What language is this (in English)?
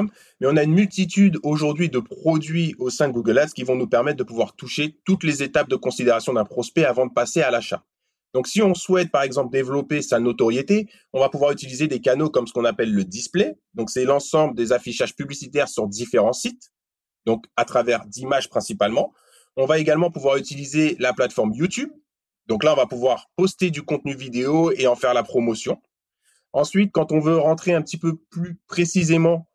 French